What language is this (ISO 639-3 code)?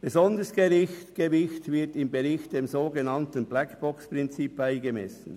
gsw